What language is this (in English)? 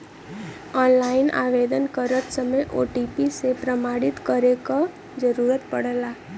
Bhojpuri